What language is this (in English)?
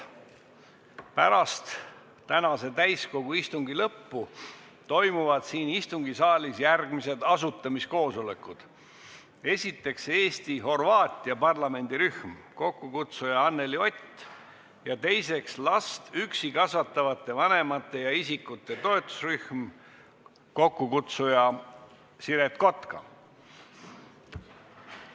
Estonian